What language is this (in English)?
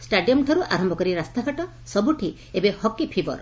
Odia